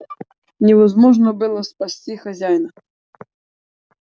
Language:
Russian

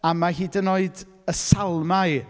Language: Welsh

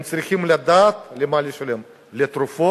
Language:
Hebrew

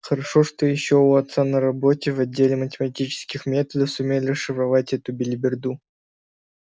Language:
Russian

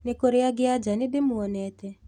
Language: Kikuyu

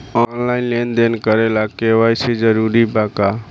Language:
Bhojpuri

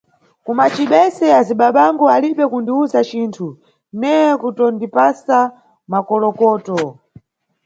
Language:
Nyungwe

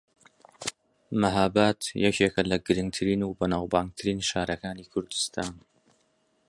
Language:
Central Kurdish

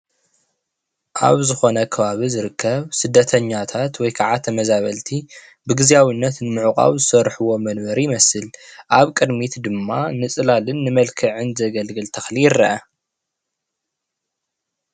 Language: Tigrinya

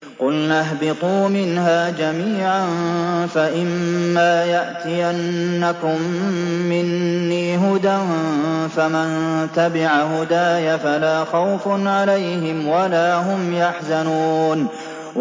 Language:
Arabic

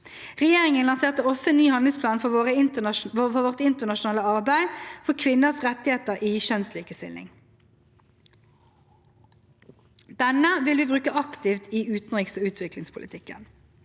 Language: Norwegian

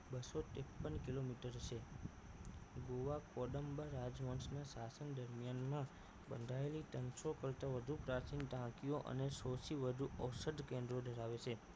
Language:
Gujarati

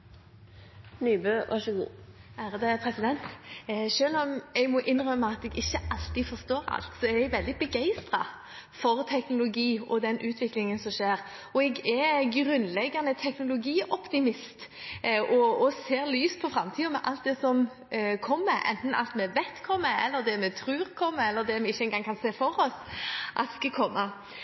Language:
Norwegian Bokmål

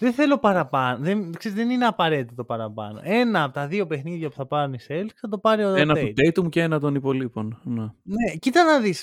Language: Greek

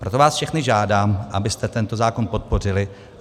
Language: Czech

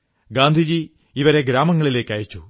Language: Malayalam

